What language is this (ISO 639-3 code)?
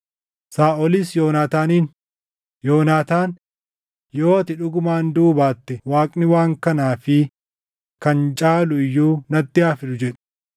orm